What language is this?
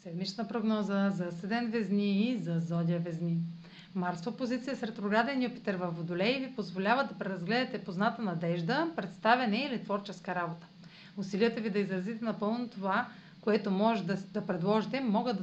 Bulgarian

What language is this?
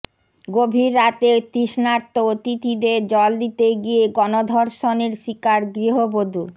Bangla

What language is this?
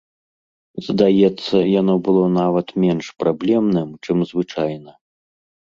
Belarusian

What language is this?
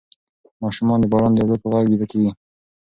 Pashto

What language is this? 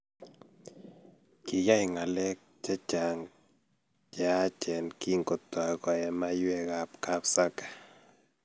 Kalenjin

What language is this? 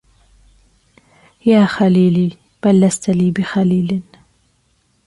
Arabic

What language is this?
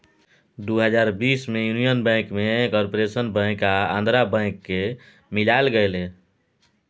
Maithili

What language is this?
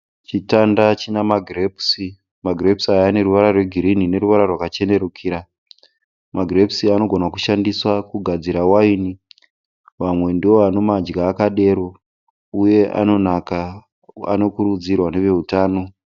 Shona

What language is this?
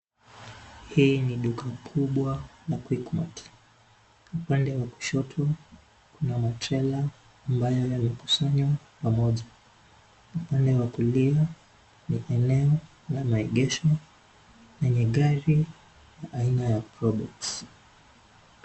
Swahili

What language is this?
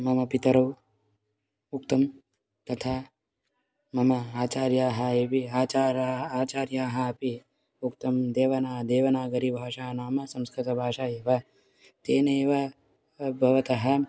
Sanskrit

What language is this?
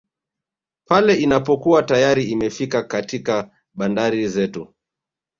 Swahili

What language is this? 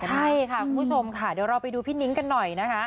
Thai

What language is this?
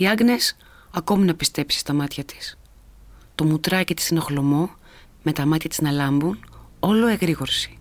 Greek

